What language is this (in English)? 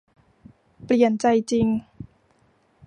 Thai